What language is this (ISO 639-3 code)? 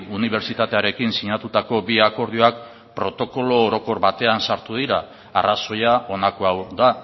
eus